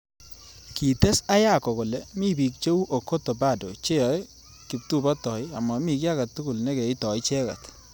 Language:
Kalenjin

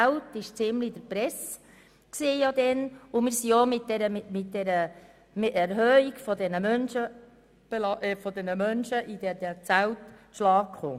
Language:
Swiss German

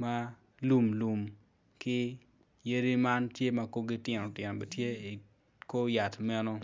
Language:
Acoli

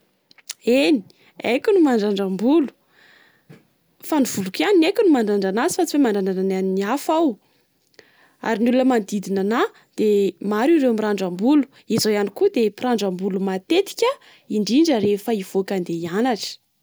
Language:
Malagasy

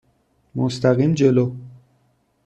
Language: Persian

